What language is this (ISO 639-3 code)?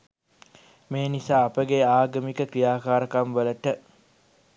sin